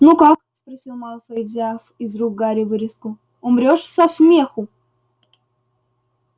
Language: Russian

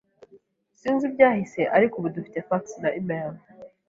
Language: Kinyarwanda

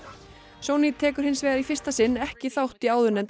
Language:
Icelandic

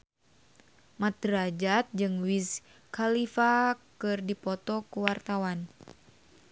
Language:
Sundanese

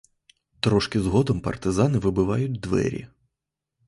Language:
Ukrainian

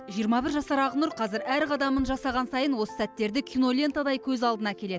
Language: Kazakh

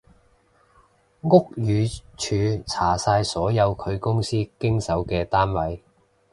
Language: Cantonese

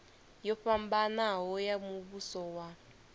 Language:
Venda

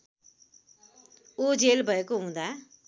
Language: Nepali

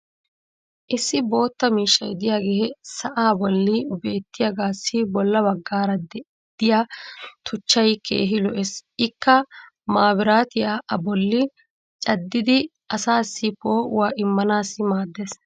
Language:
Wolaytta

